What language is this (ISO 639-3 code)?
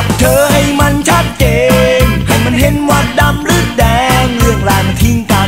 tha